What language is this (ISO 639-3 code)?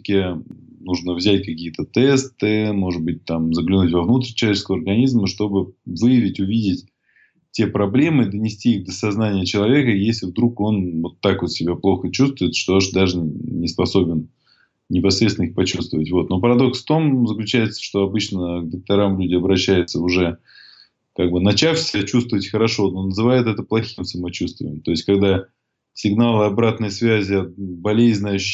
rus